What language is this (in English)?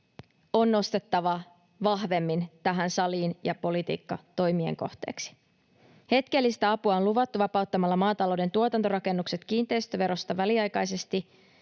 Finnish